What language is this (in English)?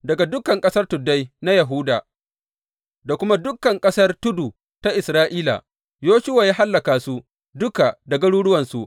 Hausa